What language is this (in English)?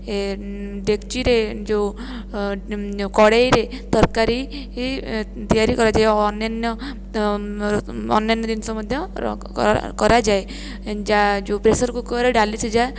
Odia